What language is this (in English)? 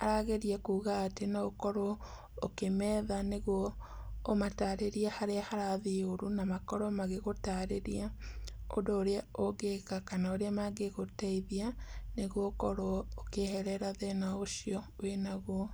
Kikuyu